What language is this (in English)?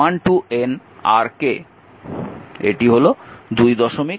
Bangla